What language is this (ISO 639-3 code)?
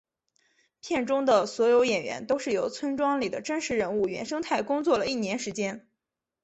zho